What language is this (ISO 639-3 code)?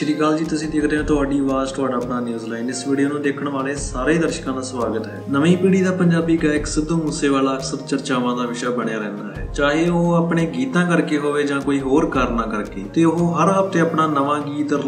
hin